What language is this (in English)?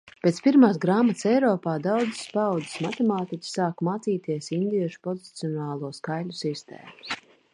Latvian